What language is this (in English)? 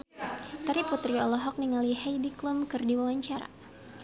Sundanese